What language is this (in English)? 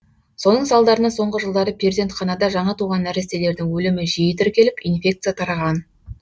Kazakh